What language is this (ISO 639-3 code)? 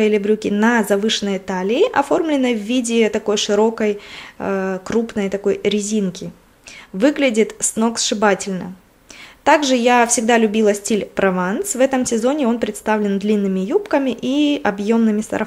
rus